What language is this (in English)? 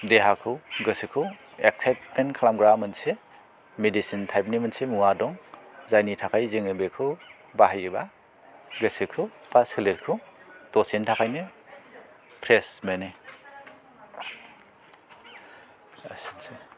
Bodo